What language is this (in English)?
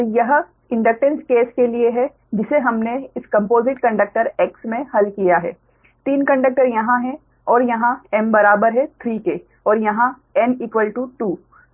Hindi